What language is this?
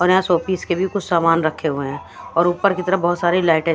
Hindi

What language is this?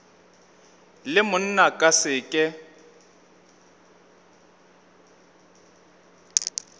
Northern Sotho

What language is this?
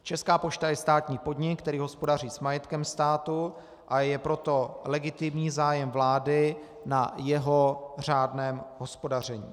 Czech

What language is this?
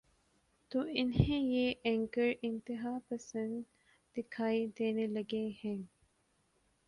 Urdu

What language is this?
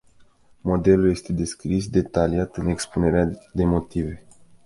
Romanian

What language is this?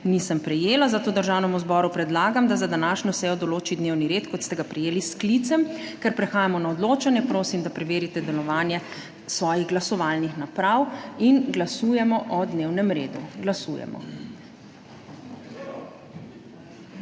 Slovenian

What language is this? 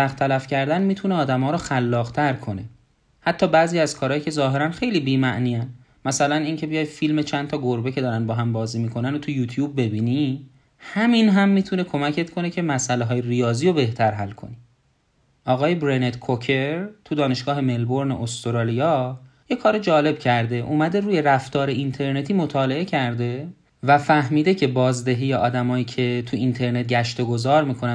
Persian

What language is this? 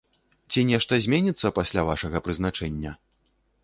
Belarusian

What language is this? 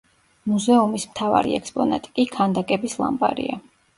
Georgian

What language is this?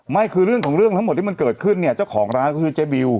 Thai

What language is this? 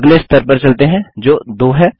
Hindi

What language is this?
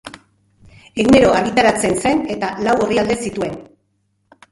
Basque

